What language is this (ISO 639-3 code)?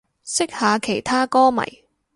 yue